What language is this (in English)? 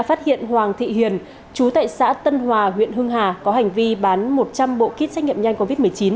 Vietnamese